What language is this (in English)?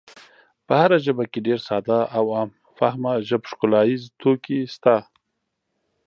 Pashto